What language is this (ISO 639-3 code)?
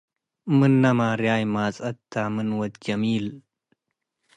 tig